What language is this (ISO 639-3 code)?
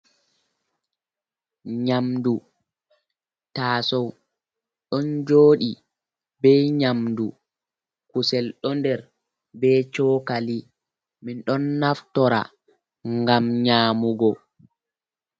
ful